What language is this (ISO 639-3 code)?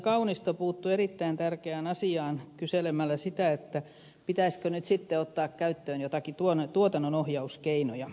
fin